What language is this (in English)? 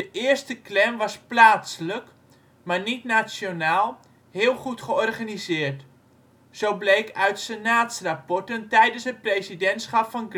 Dutch